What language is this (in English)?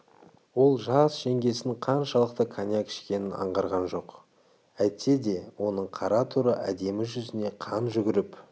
Kazakh